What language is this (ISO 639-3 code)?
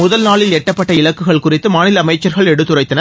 tam